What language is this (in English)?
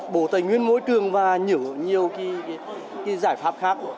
Vietnamese